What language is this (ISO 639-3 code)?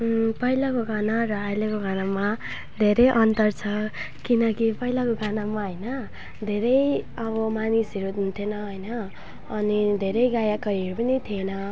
nep